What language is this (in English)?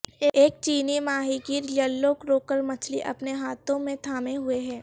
Urdu